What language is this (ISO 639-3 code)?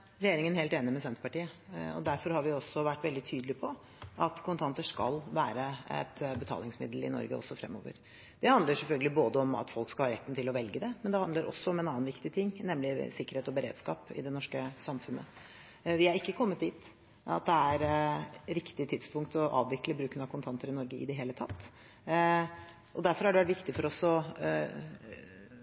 nob